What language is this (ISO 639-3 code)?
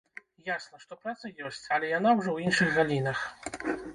bel